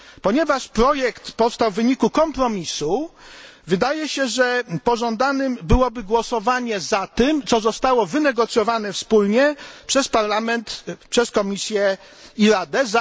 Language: Polish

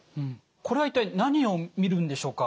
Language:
Japanese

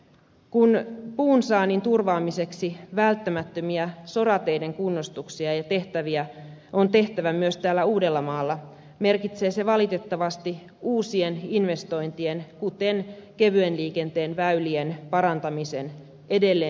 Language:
Finnish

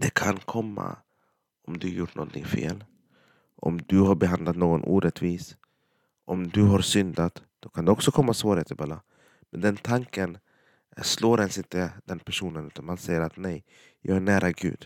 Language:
Swedish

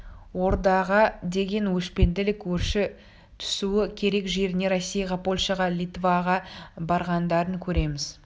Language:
Kazakh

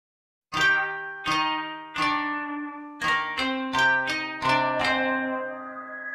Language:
Korean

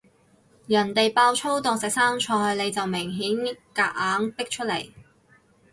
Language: Cantonese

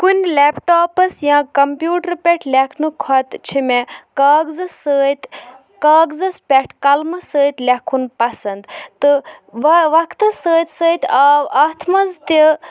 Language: Kashmiri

